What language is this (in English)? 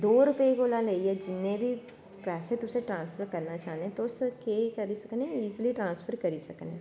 Dogri